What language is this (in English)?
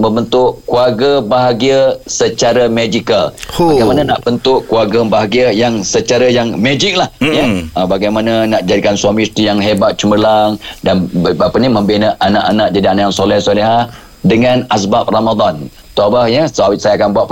Malay